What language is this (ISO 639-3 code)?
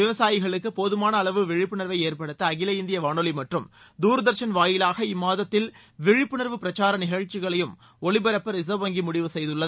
tam